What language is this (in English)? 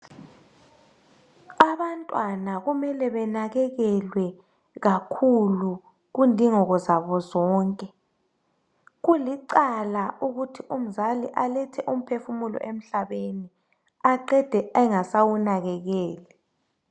North Ndebele